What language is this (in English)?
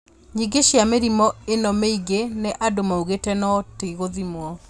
Kikuyu